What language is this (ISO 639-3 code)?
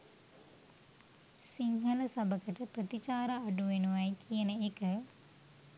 sin